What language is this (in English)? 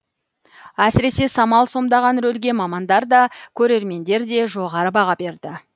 Kazakh